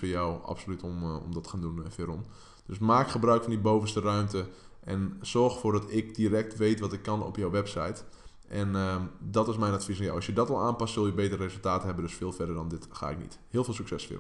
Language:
Dutch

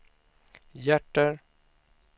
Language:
Swedish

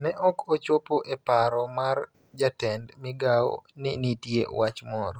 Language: Luo (Kenya and Tanzania)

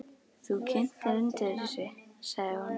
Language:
Icelandic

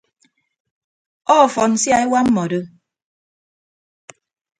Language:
Ibibio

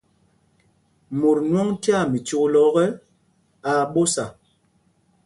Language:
Mpumpong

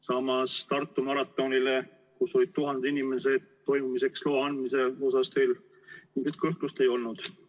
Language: Estonian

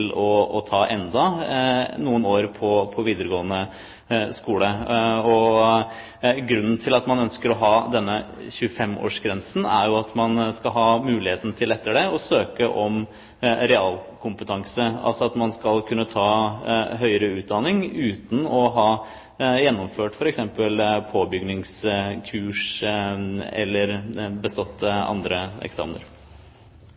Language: Norwegian Bokmål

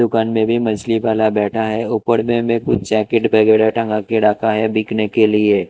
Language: Hindi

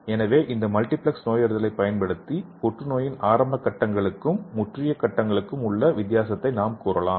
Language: Tamil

